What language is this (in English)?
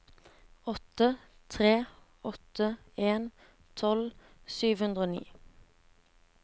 Norwegian